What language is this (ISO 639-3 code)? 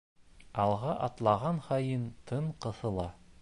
bak